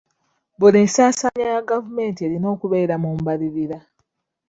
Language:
Ganda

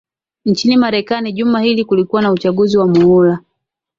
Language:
Swahili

